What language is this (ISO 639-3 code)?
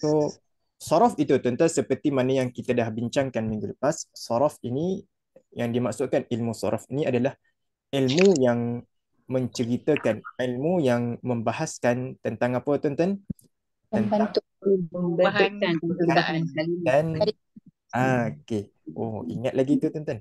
msa